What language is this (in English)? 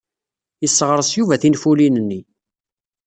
Kabyle